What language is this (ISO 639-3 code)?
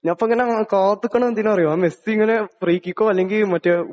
mal